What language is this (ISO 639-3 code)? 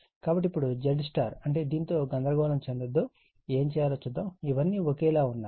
tel